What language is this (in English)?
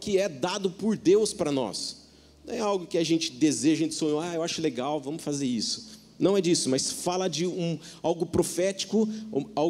Portuguese